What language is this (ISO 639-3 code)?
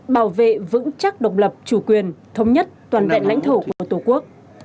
vie